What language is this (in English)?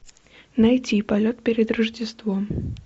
Russian